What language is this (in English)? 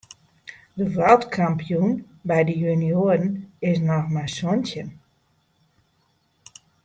Western Frisian